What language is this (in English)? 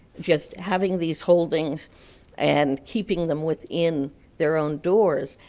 English